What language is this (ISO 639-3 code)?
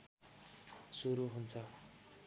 nep